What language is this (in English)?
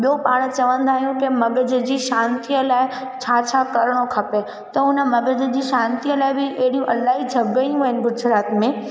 Sindhi